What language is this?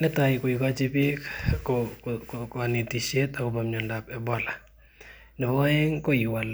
Kalenjin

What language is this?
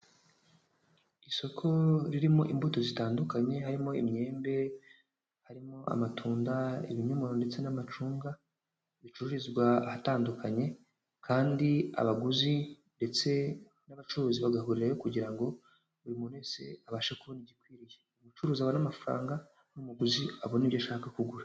Kinyarwanda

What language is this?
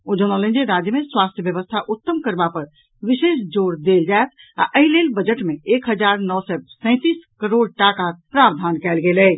Maithili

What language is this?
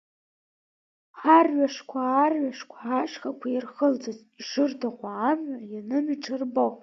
Abkhazian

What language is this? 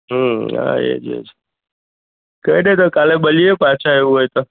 Gujarati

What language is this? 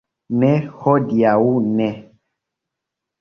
Esperanto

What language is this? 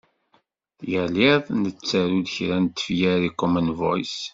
Kabyle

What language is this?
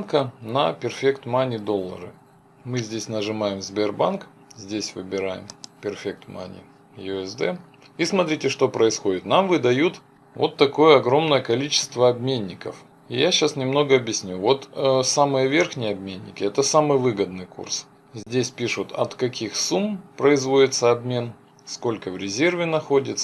Russian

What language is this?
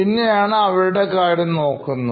Malayalam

